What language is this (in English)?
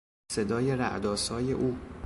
Persian